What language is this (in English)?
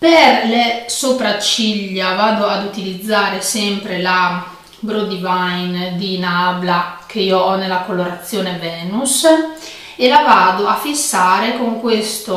Italian